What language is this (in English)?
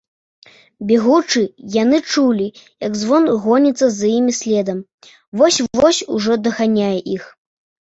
Belarusian